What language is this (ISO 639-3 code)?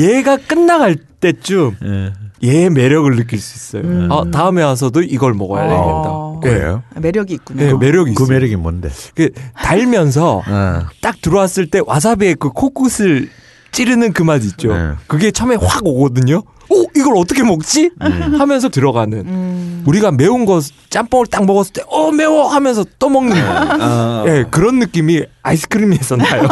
kor